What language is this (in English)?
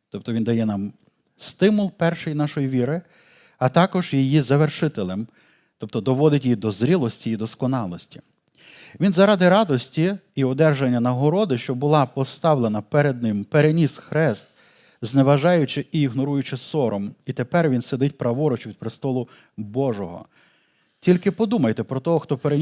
Ukrainian